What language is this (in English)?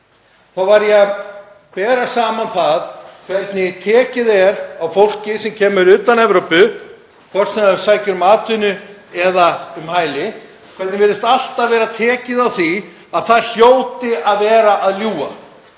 Icelandic